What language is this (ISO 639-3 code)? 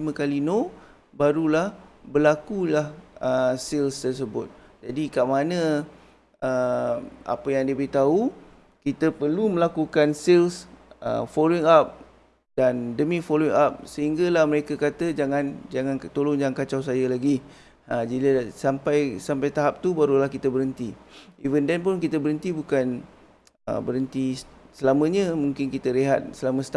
msa